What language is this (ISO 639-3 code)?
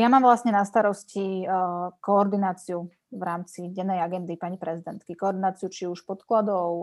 slk